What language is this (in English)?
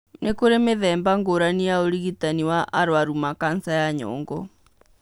Kikuyu